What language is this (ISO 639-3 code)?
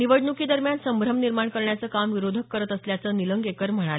mar